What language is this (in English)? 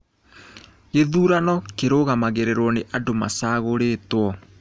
Kikuyu